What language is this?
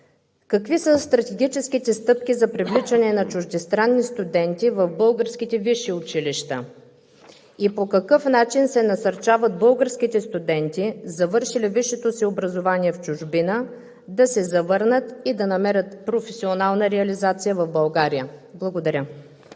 Bulgarian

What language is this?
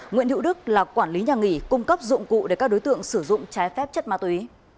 Vietnamese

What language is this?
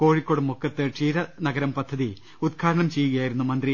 Malayalam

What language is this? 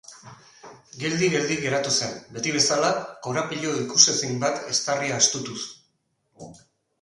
Basque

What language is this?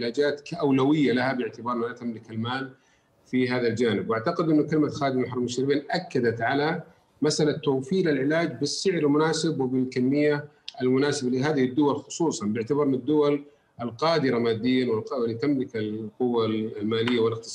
Arabic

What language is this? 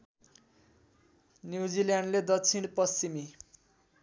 Nepali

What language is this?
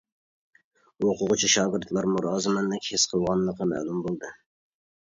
Uyghur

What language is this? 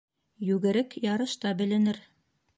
Bashkir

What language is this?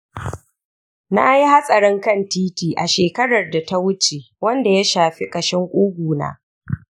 Hausa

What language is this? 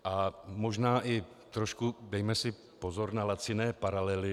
Czech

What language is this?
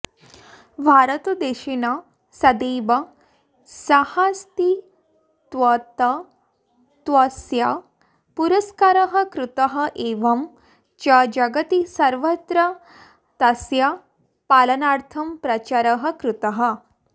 Sanskrit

